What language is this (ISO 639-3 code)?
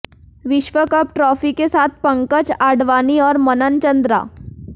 hin